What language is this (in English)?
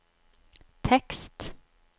Norwegian